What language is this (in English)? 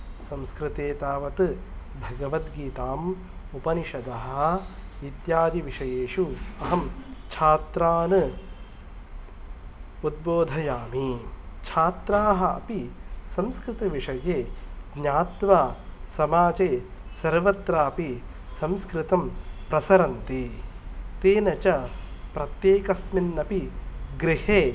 Sanskrit